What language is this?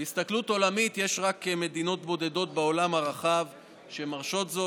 Hebrew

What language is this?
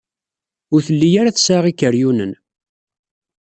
Kabyle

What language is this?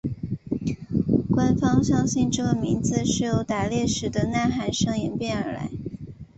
Chinese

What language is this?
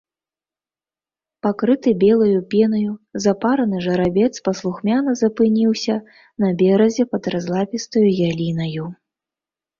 Belarusian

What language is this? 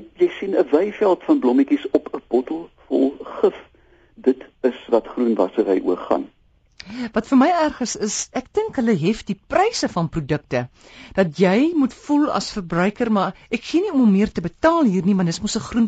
Dutch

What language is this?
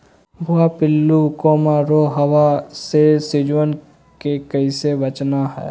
Magahi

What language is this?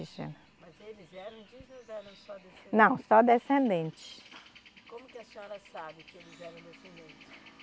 Portuguese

